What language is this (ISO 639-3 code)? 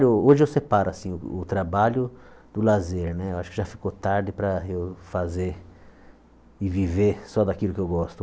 por